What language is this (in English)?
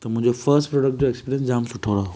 Sindhi